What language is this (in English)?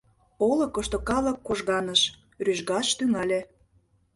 Mari